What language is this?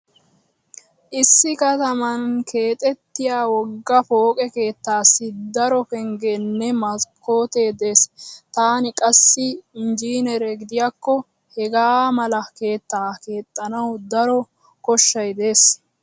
Wolaytta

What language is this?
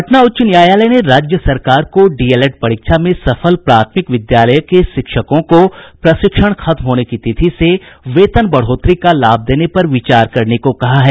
Hindi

